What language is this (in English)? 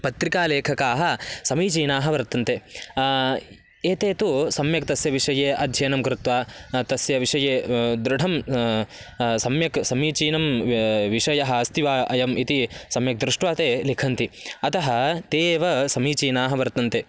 Sanskrit